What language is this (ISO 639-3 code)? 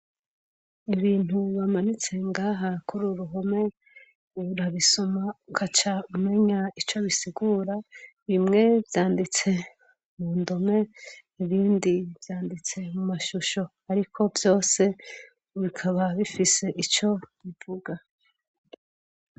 run